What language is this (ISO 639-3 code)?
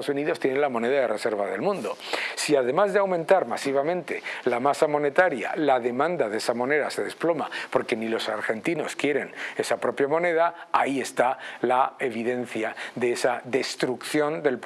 spa